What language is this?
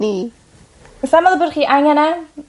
Welsh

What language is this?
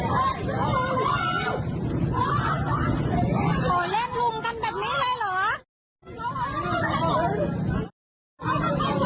Thai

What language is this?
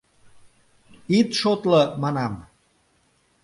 Mari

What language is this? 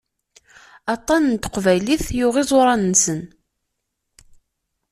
Kabyle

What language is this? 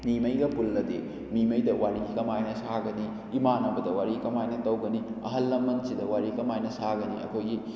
Manipuri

